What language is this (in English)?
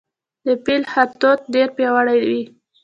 Pashto